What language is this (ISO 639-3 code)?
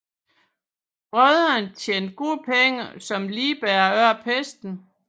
dan